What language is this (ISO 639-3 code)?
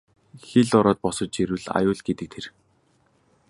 mon